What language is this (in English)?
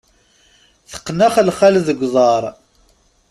Kabyle